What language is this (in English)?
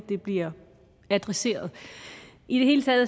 Danish